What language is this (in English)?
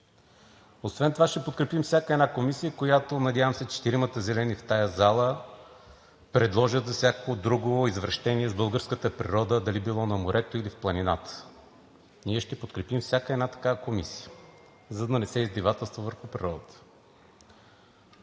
Bulgarian